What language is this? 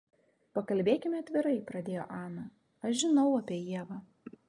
Lithuanian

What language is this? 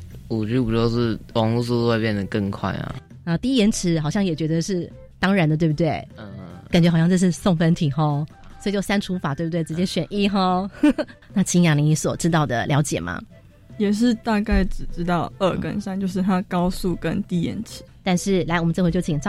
Chinese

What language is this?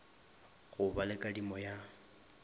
Northern Sotho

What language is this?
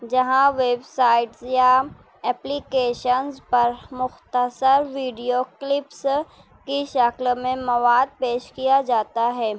Urdu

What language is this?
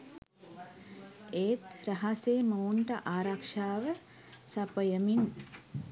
Sinhala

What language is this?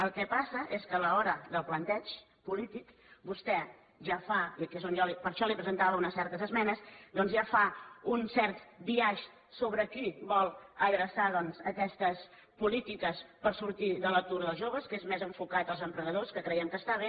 Catalan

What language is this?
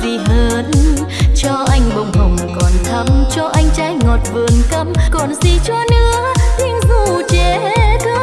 Vietnamese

